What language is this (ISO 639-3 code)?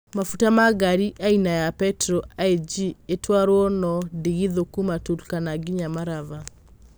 kik